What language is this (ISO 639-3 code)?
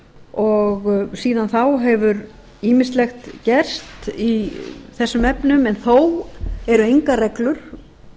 isl